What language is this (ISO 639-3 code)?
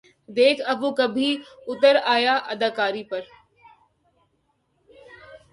urd